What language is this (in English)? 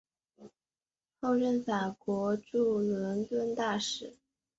Chinese